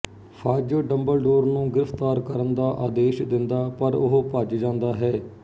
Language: Punjabi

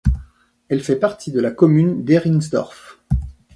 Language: French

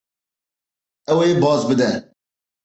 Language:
Kurdish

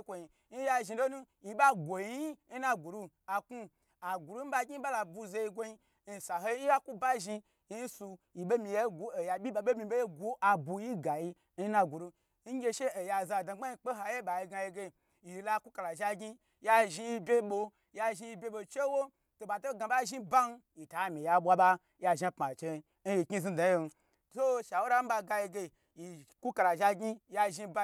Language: Gbagyi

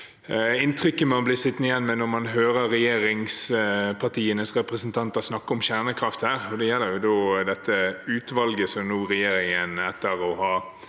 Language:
Norwegian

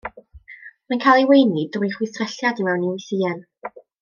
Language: Welsh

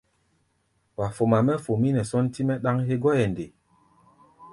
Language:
Gbaya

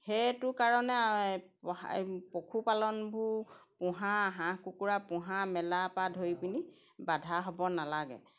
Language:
Assamese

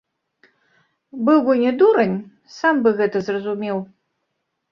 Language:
Belarusian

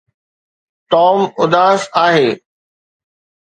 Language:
Sindhi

